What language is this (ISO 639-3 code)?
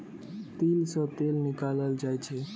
mai